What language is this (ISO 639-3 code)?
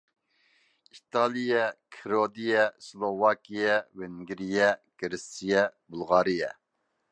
uig